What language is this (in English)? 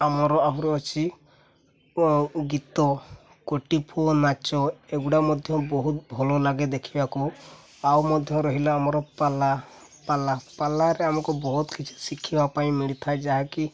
Odia